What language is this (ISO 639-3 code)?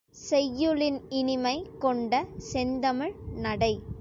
tam